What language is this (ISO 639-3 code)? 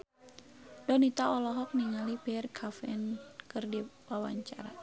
sun